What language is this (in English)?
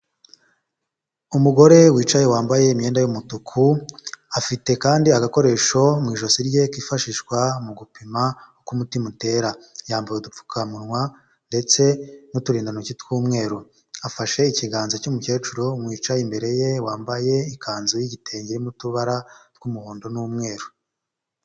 Kinyarwanda